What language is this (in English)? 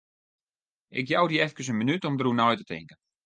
Western Frisian